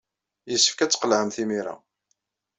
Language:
Kabyle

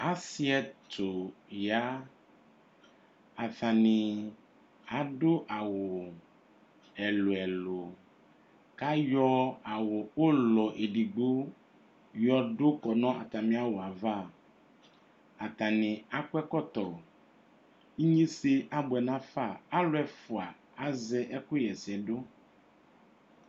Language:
Ikposo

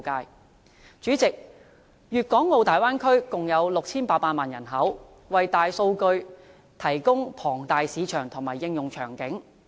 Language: Cantonese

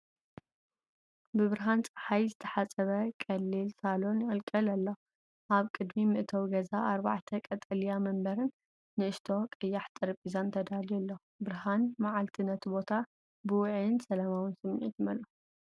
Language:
Tigrinya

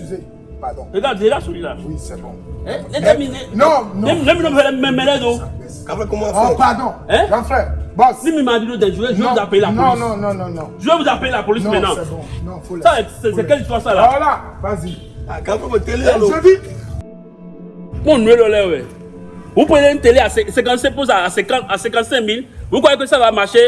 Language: French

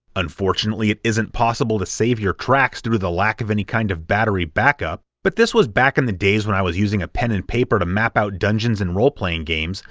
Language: English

